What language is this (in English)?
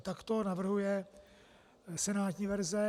Czech